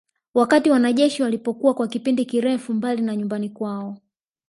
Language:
Swahili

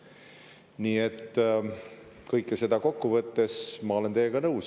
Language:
Estonian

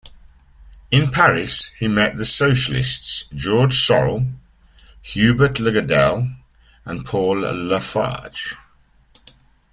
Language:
English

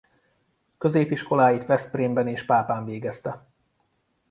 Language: Hungarian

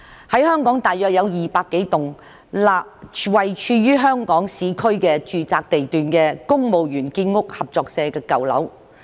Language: Cantonese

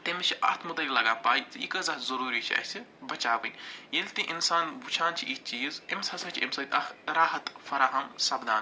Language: Kashmiri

